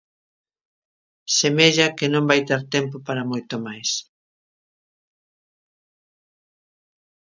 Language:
Galician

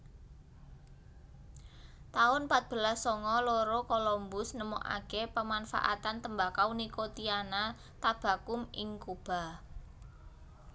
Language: Javanese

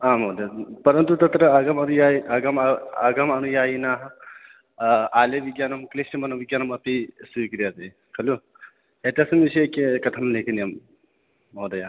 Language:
Sanskrit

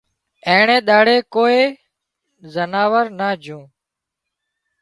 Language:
Wadiyara Koli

